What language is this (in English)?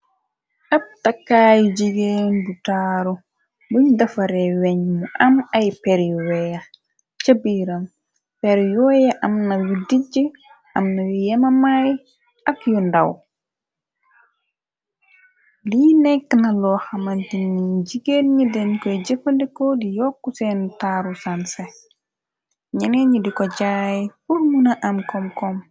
Wolof